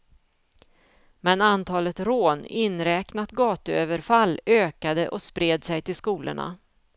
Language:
Swedish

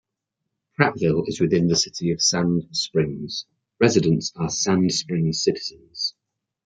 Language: English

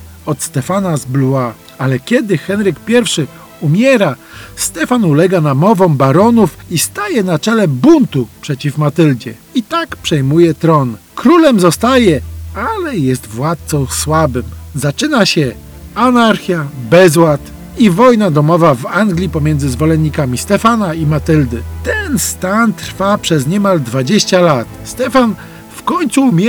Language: Polish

